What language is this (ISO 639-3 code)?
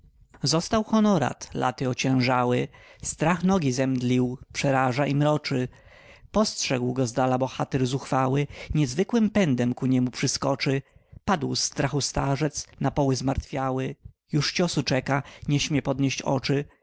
pol